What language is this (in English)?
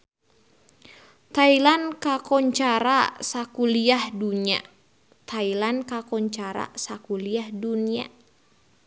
Sundanese